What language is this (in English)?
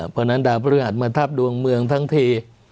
Thai